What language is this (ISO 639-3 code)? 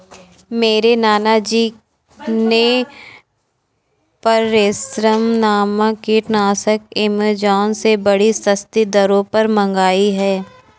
hin